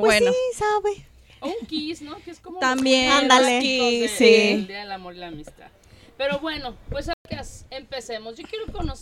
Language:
Spanish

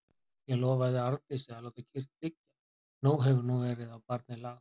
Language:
Icelandic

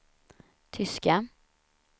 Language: Swedish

